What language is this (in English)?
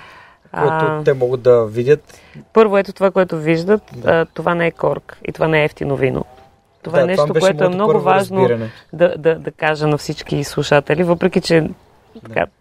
Bulgarian